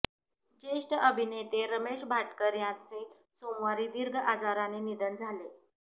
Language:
Marathi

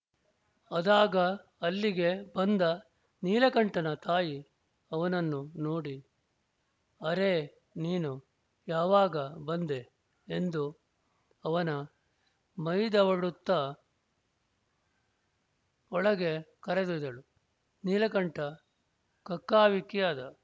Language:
Kannada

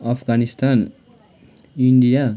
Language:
Nepali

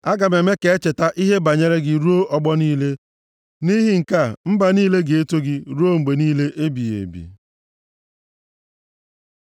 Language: Igbo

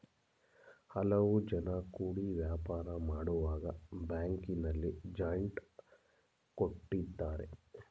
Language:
Kannada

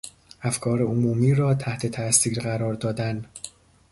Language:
Persian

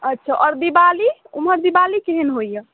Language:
Maithili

